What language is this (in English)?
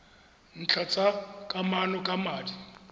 Tswana